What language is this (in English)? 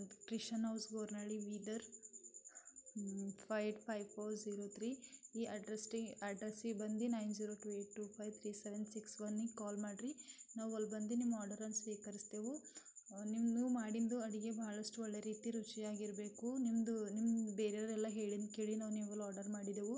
Kannada